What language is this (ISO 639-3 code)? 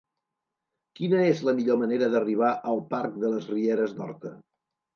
cat